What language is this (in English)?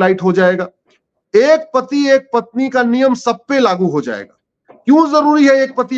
Hindi